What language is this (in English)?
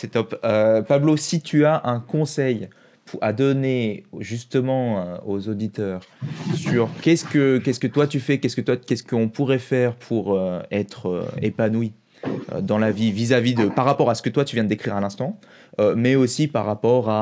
French